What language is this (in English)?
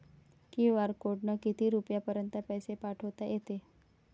Marathi